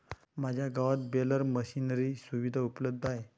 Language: Marathi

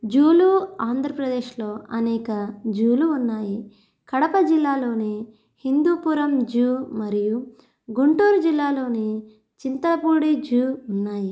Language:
Telugu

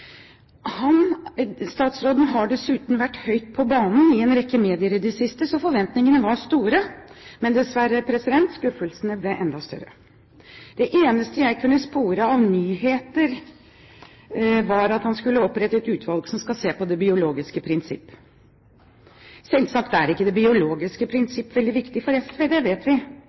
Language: Norwegian Bokmål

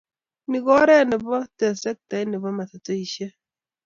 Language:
Kalenjin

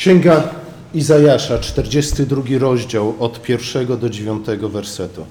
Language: Polish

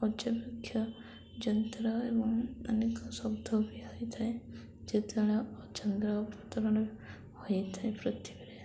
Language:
Odia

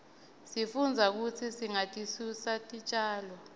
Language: Swati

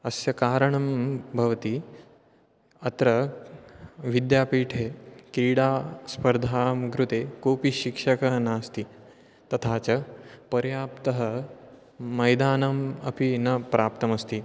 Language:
Sanskrit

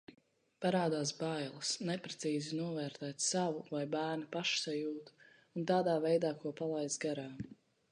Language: Latvian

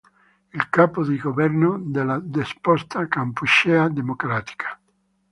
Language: Italian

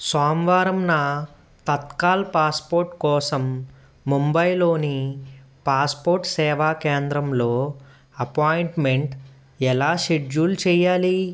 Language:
Telugu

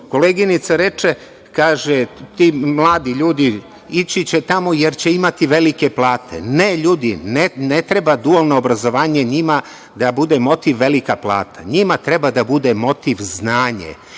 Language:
Serbian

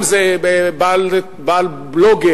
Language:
Hebrew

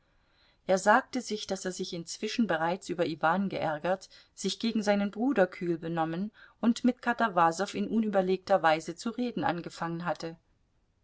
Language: German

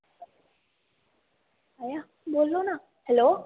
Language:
Dogri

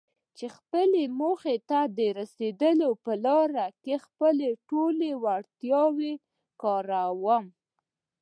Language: Pashto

